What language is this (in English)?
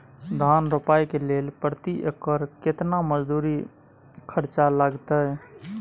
Maithili